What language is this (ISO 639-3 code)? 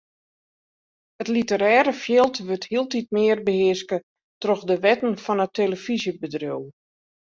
fry